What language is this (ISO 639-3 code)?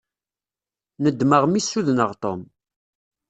kab